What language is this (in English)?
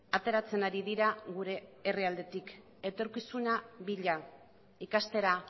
Basque